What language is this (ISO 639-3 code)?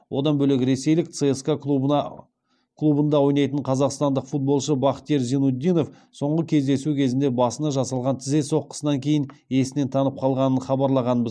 kaz